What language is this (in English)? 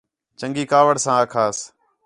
Khetrani